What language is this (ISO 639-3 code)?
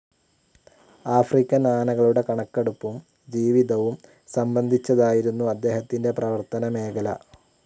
mal